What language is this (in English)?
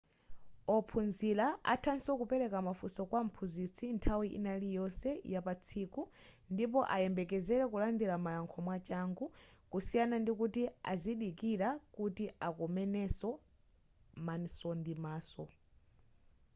Nyanja